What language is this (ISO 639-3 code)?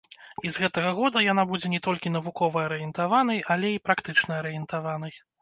bel